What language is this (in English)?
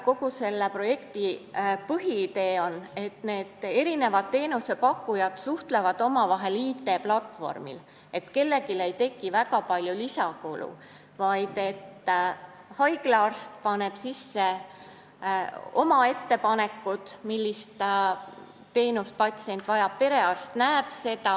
Estonian